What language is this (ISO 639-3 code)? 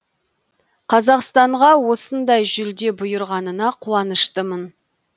kaz